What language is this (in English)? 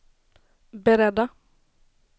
Swedish